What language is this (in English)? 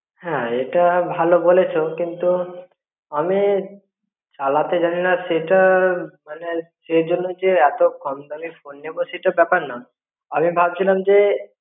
Bangla